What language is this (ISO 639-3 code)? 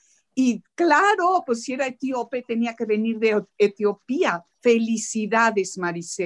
spa